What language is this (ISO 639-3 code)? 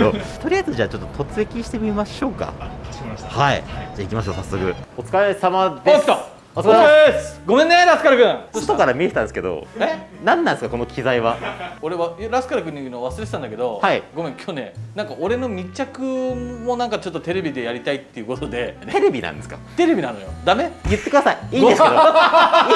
jpn